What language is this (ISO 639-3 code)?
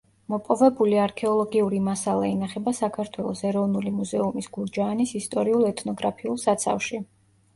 kat